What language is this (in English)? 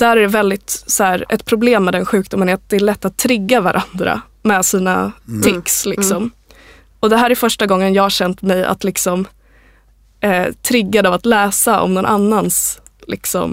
Swedish